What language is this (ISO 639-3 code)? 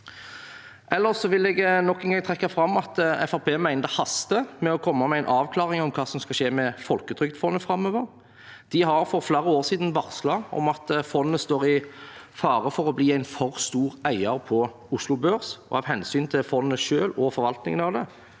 nor